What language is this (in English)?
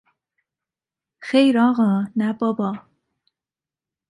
Persian